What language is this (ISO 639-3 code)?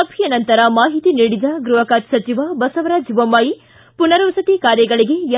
kan